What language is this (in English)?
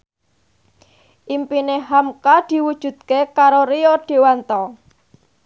Javanese